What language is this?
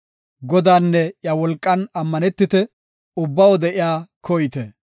Gofa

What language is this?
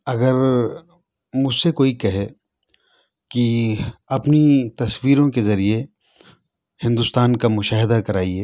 Urdu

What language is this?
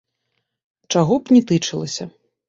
Belarusian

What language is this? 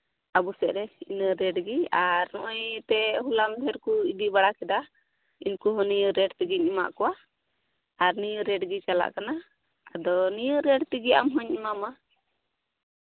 Santali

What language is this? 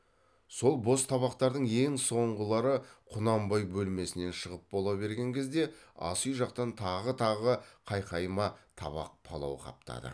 Kazakh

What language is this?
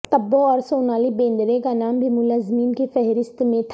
Urdu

